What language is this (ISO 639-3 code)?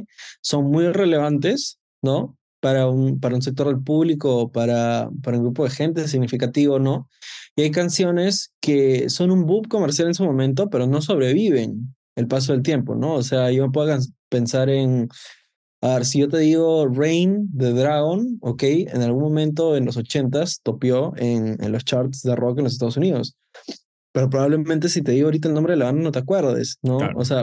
spa